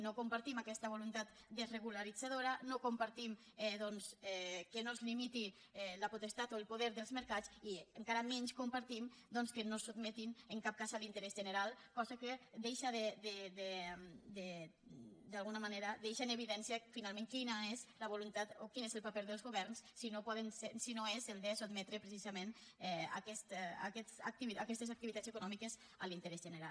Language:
Catalan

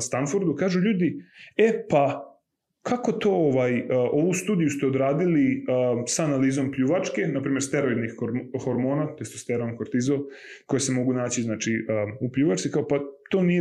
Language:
Croatian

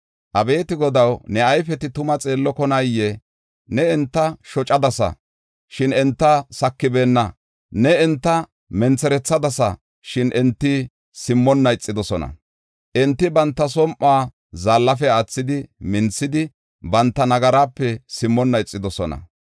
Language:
Gofa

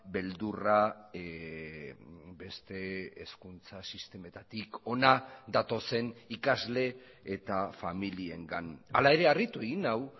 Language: Basque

